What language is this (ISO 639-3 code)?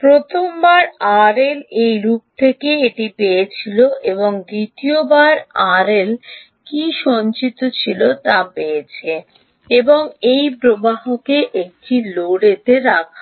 ben